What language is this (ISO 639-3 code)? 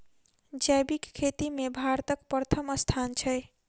mai